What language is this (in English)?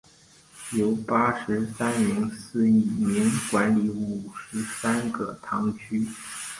Chinese